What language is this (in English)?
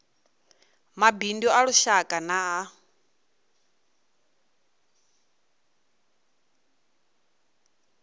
Venda